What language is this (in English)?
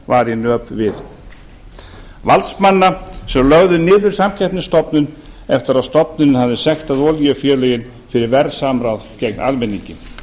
Icelandic